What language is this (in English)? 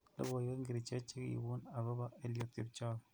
Kalenjin